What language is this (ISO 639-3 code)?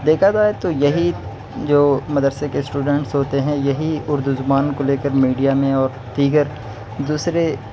urd